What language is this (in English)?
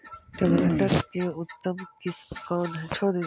Magahi